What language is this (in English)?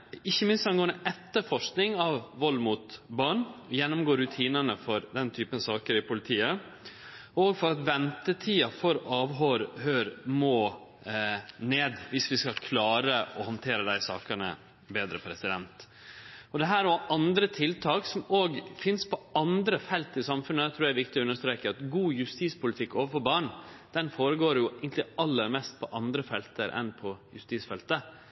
Norwegian Nynorsk